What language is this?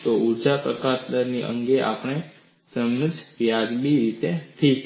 Gujarati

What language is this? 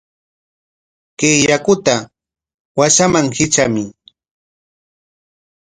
Corongo Ancash Quechua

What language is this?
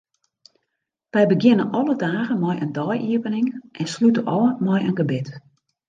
Western Frisian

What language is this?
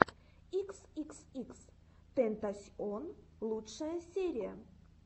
Russian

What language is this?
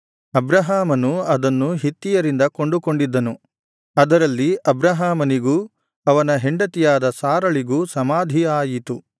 Kannada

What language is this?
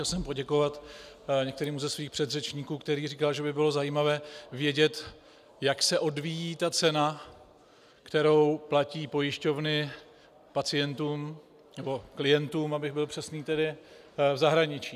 Czech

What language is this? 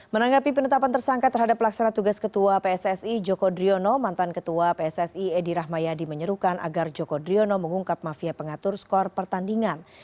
Indonesian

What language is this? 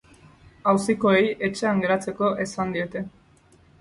Basque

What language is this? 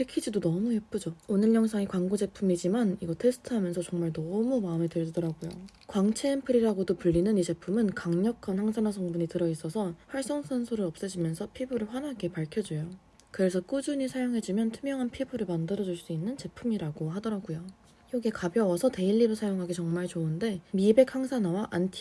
Korean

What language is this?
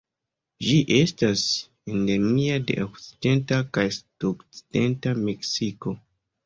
Esperanto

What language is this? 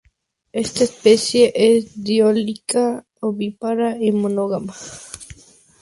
Spanish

